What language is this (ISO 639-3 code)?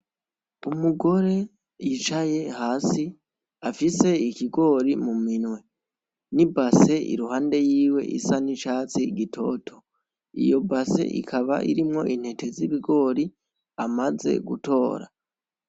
run